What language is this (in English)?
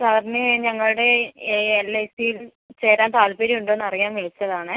Malayalam